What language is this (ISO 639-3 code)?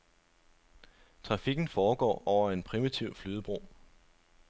dan